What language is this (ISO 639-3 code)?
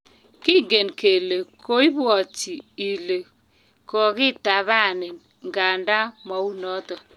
kln